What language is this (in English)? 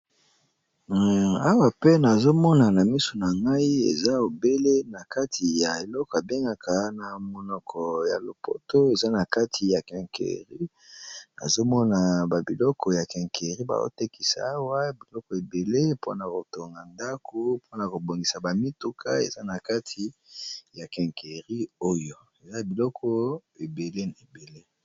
Lingala